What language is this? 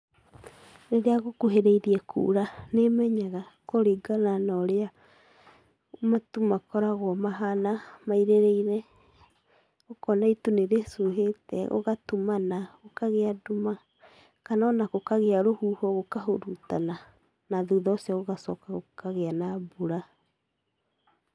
Kikuyu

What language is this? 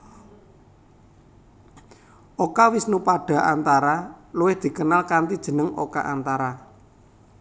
Javanese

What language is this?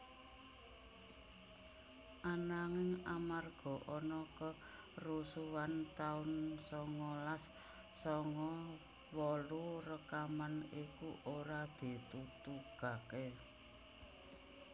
Javanese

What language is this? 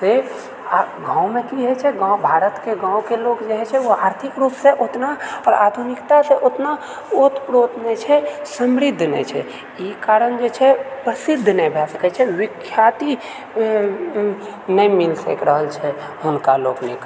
Maithili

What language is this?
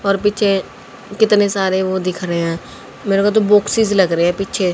Hindi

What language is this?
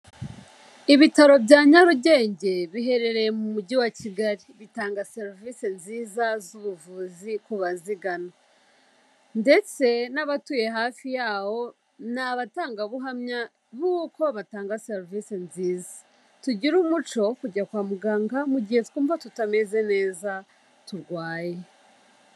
Kinyarwanda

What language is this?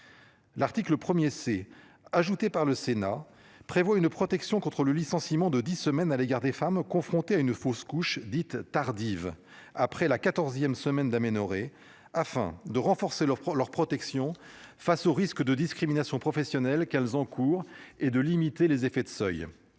French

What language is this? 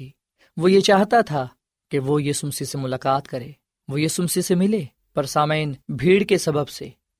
Urdu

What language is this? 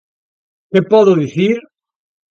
Galician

